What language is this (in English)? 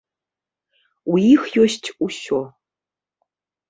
Belarusian